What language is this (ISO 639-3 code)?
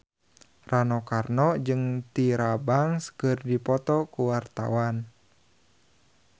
sun